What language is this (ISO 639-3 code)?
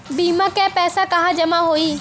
bho